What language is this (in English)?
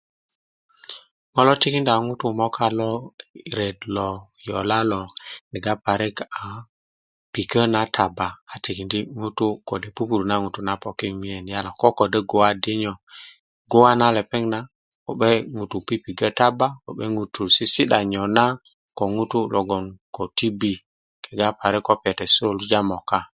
Kuku